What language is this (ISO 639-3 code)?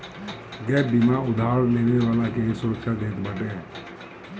bho